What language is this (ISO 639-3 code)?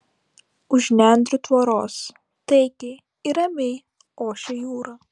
lit